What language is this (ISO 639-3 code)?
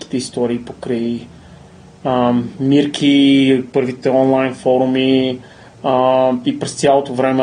bul